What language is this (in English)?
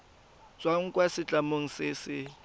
Tswana